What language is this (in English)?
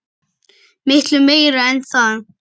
Icelandic